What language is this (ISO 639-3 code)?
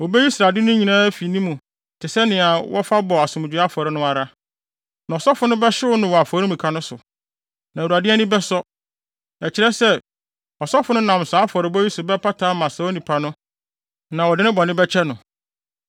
aka